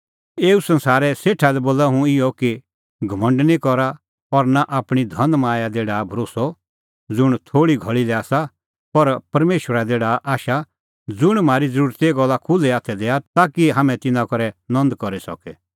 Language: Kullu Pahari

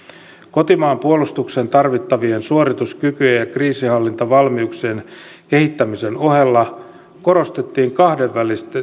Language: Finnish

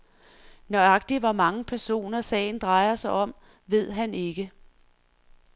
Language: Danish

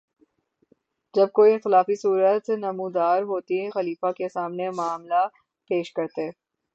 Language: Urdu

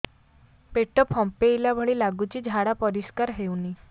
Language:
Odia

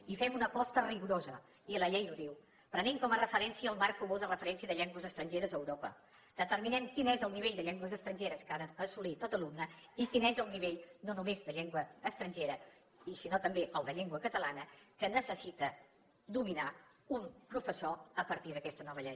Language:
Catalan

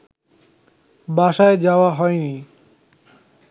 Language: Bangla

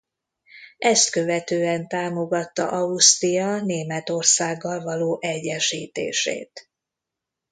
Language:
Hungarian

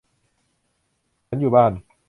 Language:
Thai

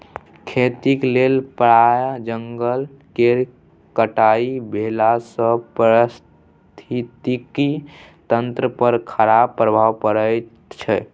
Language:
Maithili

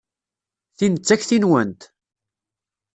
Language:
Kabyle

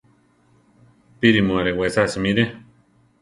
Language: Central Tarahumara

